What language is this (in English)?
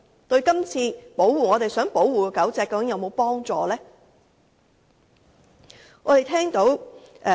Cantonese